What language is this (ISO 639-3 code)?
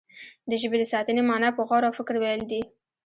pus